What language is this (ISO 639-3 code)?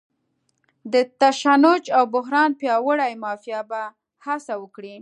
pus